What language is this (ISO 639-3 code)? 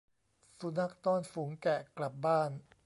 tha